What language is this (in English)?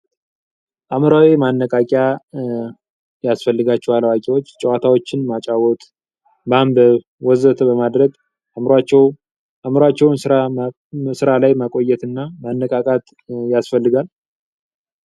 Amharic